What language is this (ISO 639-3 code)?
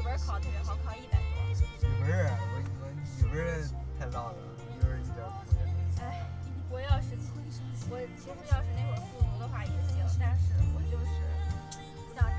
zho